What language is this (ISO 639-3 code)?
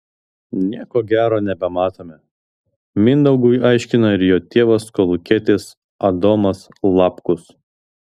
lit